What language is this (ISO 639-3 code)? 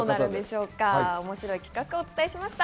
jpn